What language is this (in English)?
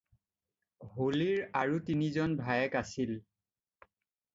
Assamese